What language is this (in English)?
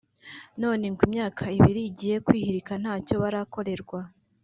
Kinyarwanda